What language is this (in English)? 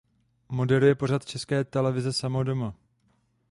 Czech